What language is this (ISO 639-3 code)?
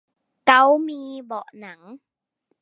tha